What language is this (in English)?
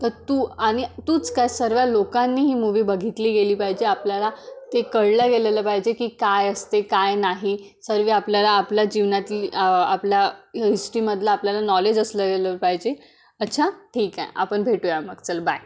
Marathi